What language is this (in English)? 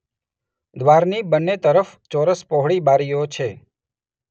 Gujarati